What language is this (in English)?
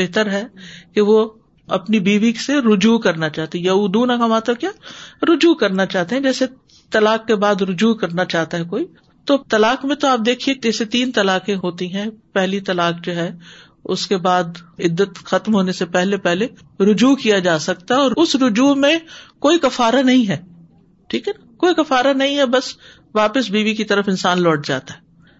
Urdu